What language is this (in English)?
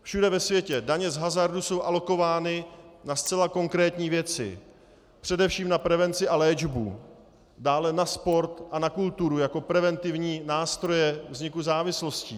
Czech